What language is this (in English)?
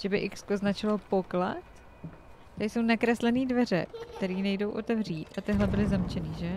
Czech